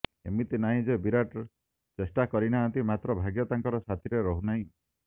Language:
Odia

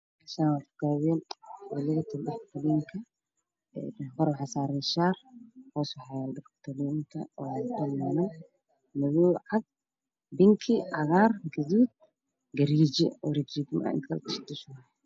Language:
Somali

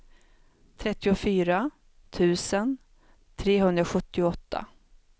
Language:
Swedish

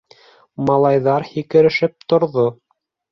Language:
Bashkir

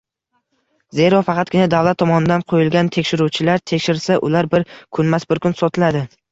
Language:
Uzbek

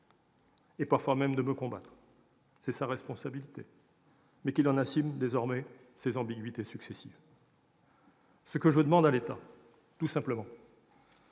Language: French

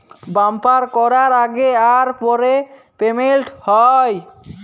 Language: Bangla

